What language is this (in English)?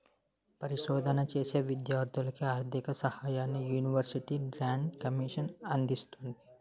Telugu